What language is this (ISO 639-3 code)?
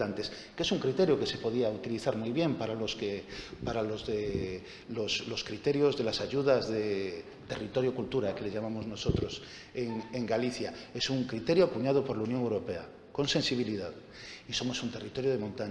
spa